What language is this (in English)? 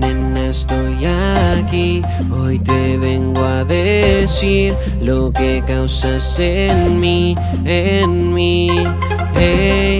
Spanish